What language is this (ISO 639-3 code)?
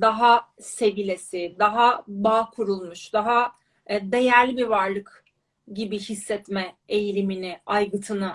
tur